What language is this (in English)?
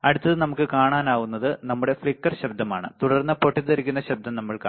Malayalam